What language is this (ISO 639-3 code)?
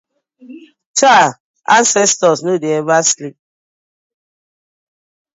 pcm